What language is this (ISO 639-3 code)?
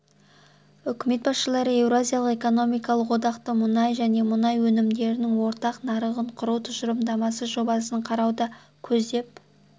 kaz